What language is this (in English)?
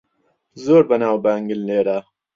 Central Kurdish